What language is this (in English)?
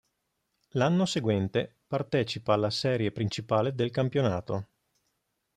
Italian